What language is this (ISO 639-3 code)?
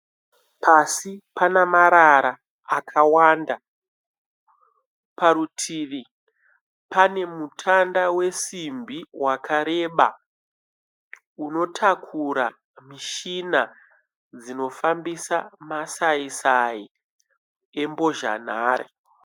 sna